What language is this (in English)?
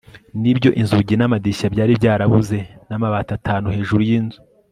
Kinyarwanda